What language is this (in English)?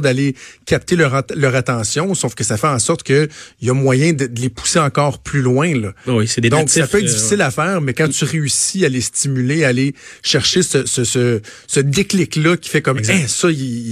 French